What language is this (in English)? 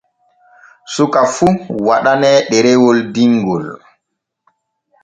Borgu Fulfulde